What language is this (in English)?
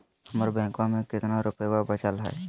Magahi